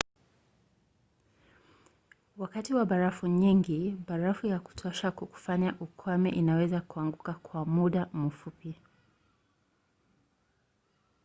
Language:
Swahili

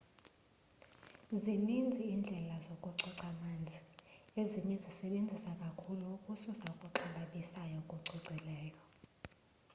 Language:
Xhosa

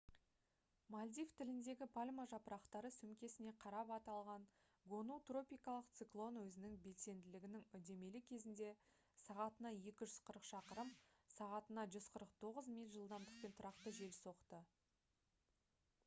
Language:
Kazakh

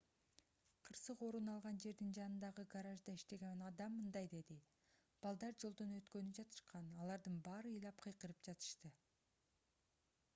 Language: Kyrgyz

